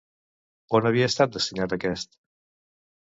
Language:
Catalan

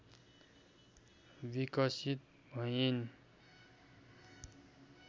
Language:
Nepali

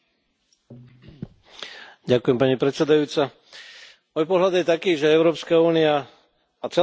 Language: Slovak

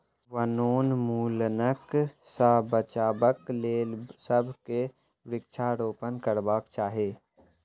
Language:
Maithili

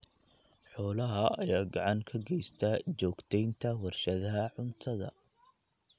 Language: Somali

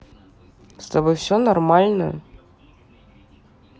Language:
Russian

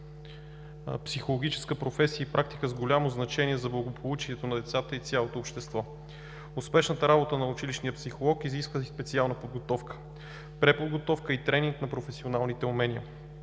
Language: Bulgarian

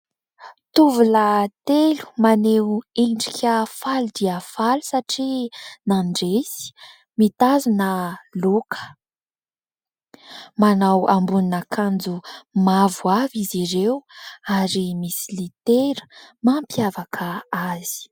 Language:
Malagasy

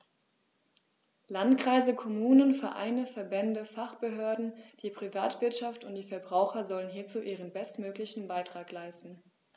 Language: German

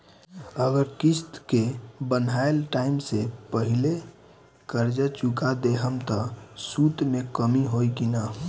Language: Bhojpuri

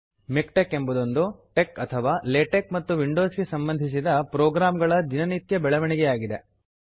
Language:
Kannada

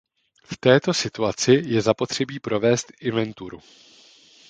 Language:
Czech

